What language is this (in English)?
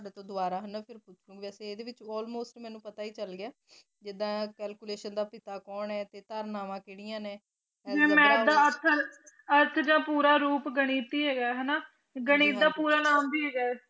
Punjabi